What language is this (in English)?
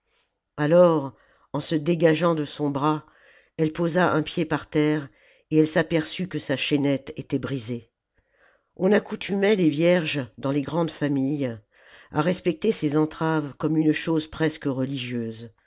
French